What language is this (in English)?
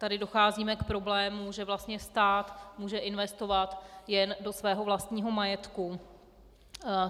Czech